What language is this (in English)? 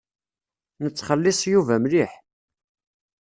Kabyle